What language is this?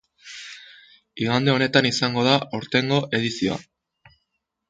Basque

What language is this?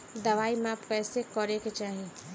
Bhojpuri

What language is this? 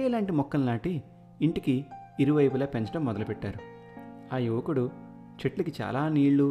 Telugu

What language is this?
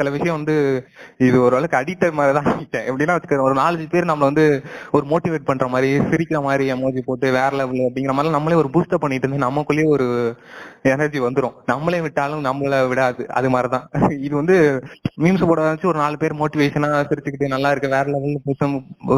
Tamil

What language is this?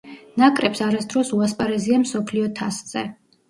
Georgian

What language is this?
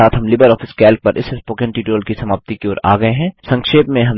Hindi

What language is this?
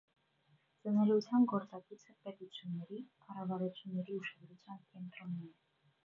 Armenian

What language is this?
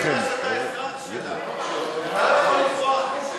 Hebrew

